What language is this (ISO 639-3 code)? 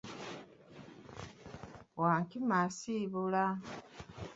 lug